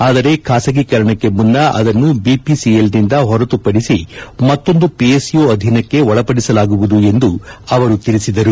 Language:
Kannada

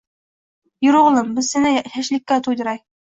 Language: Uzbek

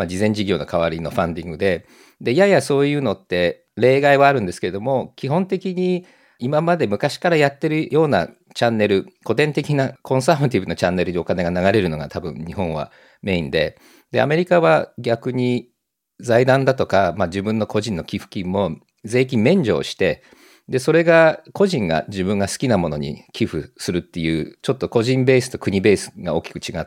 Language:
Japanese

